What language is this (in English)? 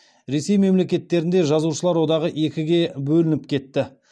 Kazakh